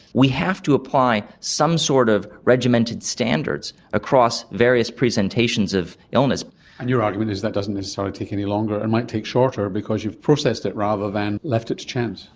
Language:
English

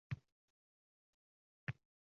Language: Uzbek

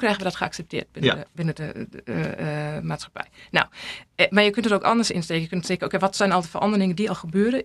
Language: Dutch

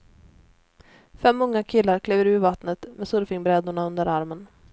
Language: Swedish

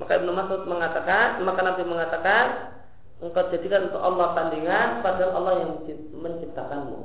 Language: Indonesian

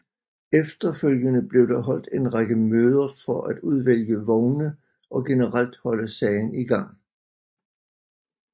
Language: Danish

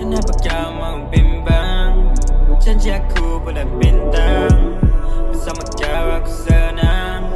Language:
Malay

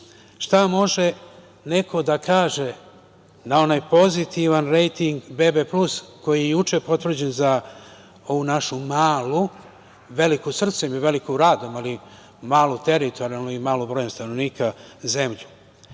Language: Serbian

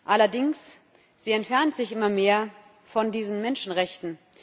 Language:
German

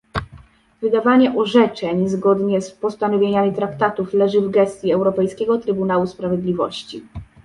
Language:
Polish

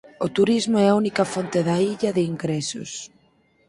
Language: Galician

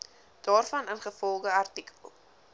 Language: Afrikaans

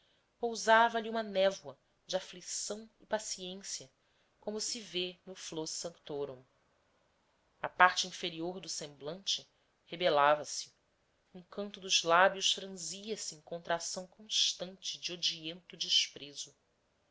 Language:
Portuguese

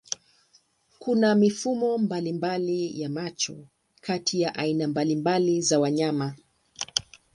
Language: Swahili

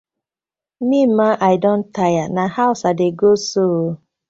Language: Nigerian Pidgin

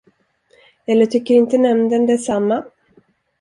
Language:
Swedish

